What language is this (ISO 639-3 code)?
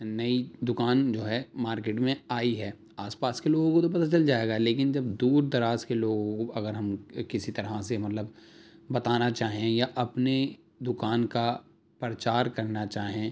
urd